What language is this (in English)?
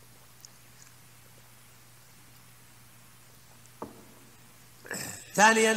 Arabic